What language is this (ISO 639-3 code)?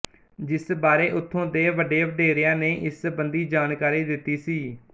pan